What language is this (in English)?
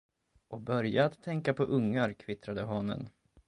Swedish